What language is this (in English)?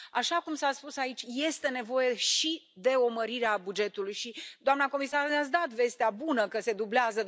Romanian